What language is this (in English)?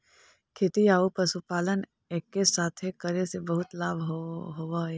Magahi